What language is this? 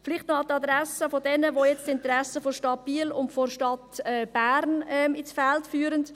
Swiss German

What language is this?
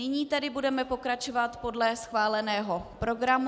Czech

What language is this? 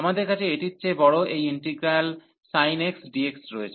Bangla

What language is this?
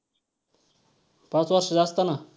Marathi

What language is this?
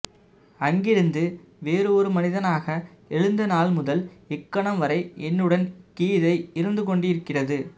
Tamil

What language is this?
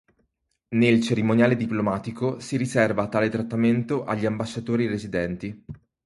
Italian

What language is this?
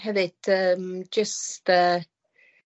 Welsh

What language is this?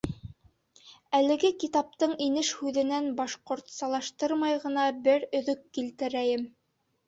Bashkir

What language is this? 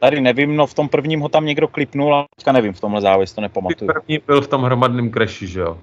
Czech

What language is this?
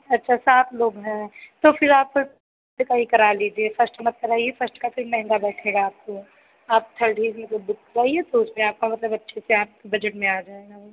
Hindi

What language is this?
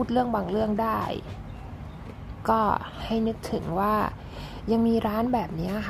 Thai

